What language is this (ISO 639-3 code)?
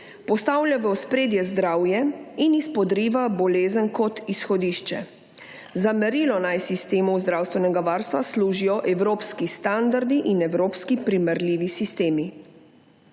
slv